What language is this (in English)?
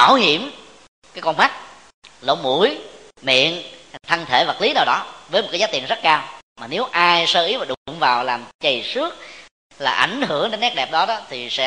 Vietnamese